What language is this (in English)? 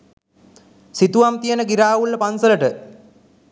Sinhala